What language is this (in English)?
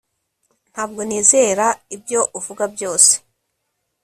Kinyarwanda